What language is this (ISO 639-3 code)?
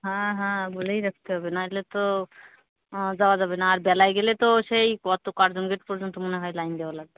ben